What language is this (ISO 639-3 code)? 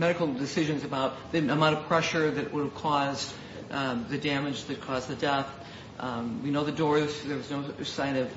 eng